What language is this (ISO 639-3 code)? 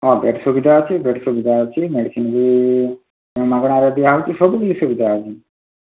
ori